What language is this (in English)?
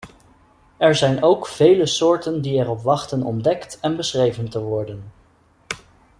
Dutch